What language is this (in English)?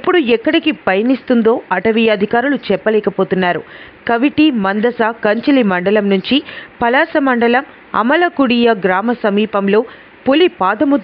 Romanian